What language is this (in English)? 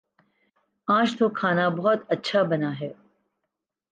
Urdu